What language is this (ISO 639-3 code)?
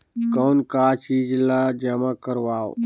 hne